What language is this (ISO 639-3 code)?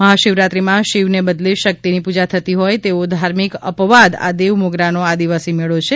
guj